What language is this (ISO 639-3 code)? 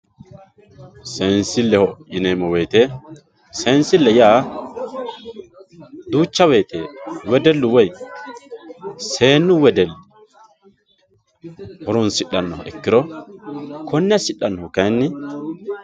sid